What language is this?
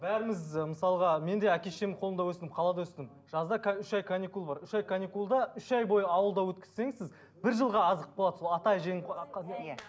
Kazakh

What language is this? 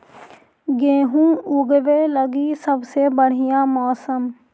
Magahi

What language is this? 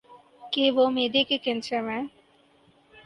Urdu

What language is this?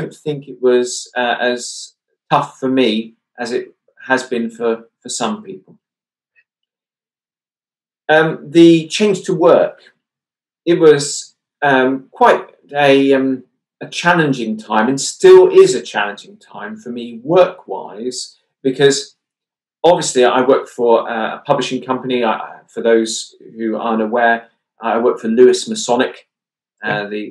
English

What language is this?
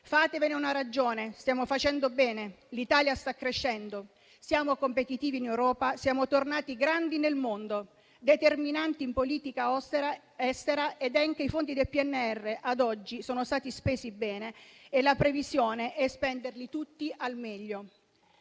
Italian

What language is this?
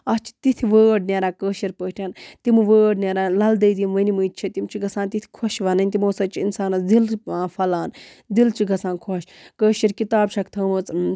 Kashmiri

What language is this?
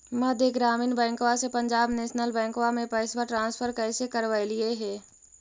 Magahi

